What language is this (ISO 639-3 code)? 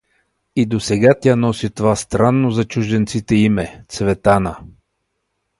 bul